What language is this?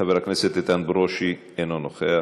Hebrew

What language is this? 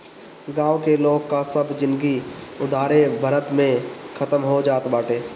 Bhojpuri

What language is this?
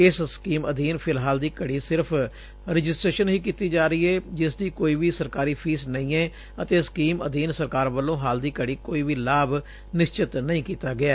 Punjabi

